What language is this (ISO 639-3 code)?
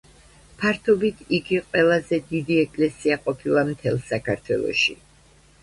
kat